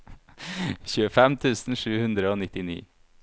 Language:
Norwegian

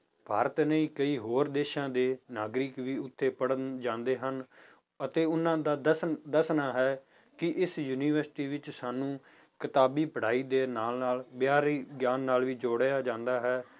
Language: Punjabi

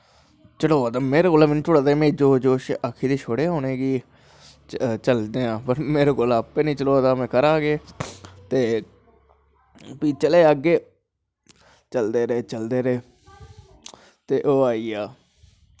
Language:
Dogri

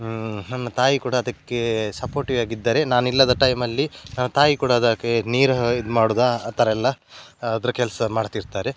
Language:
Kannada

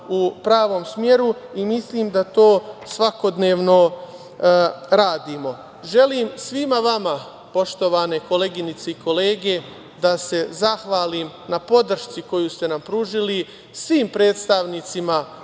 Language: Serbian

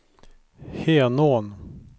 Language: Swedish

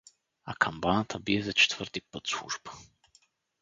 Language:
Bulgarian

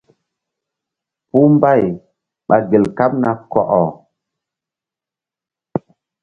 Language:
Mbum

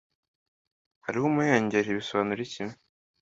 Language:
Kinyarwanda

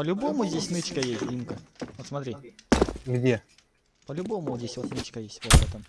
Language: Russian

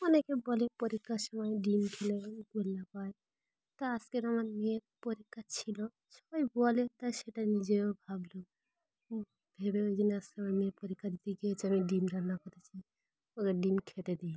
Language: Bangla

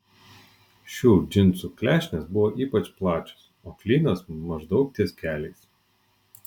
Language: Lithuanian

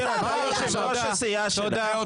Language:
Hebrew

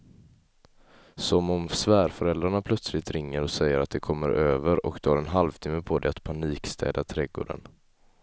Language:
Swedish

